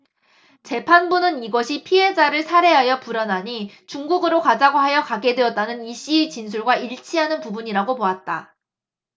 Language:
Korean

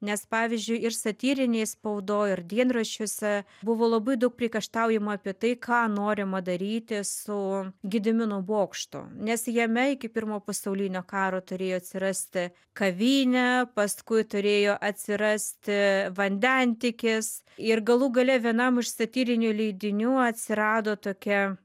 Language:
Lithuanian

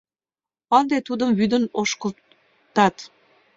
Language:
Mari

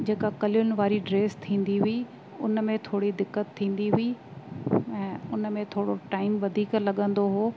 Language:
Sindhi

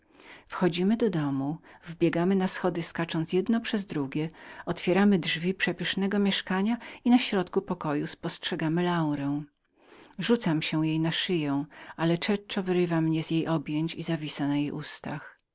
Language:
Polish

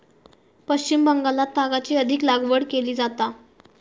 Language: Marathi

